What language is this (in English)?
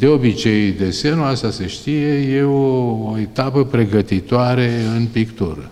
Romanian